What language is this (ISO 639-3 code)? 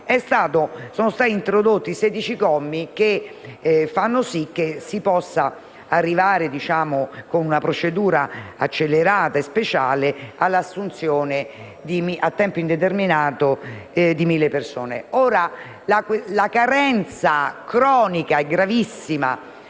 ita